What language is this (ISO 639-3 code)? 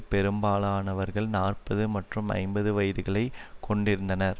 tam